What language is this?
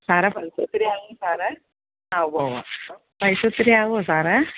Malayalam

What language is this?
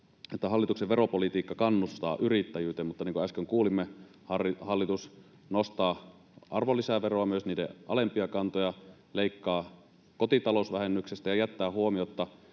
Finnish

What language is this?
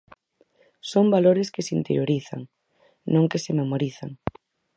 Galician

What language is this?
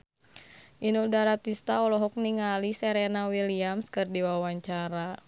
Sundanese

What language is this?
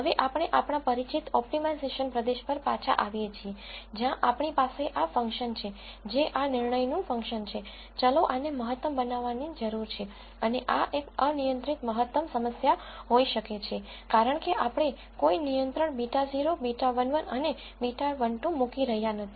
Gujarati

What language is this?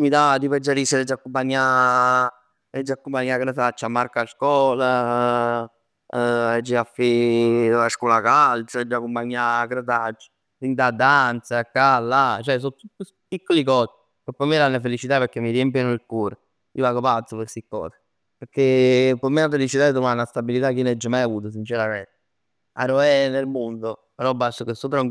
Neapolitan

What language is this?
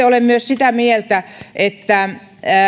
Finnish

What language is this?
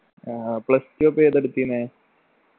Malayalam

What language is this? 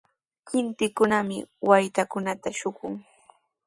Sihuas Ancash Quechua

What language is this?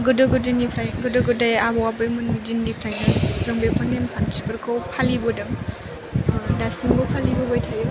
Bodo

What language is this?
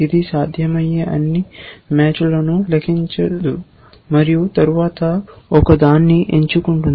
Telugu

